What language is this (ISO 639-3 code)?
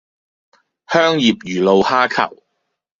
yue